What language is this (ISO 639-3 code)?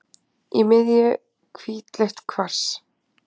isl